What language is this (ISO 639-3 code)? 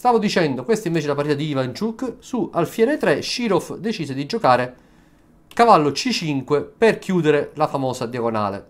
ita